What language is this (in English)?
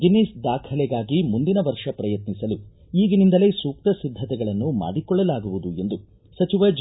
Kannada